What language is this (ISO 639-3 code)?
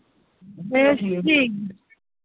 doi